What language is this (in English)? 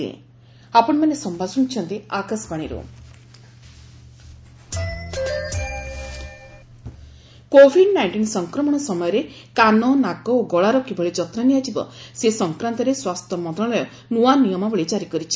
Odia